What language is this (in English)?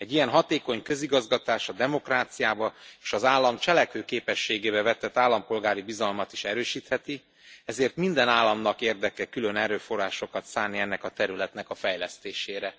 Hungarian